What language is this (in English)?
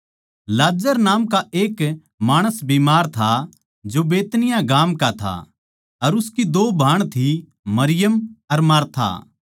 Haryanvi